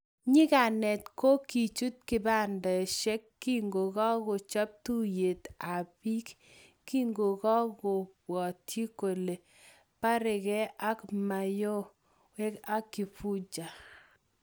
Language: Kalenjin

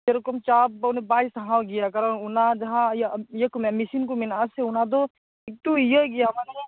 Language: Santali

